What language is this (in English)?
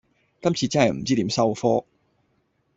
Cantonese